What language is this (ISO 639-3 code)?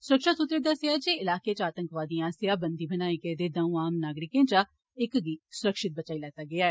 doi